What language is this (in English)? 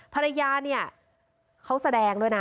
Thai